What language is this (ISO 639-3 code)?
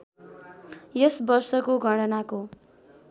nep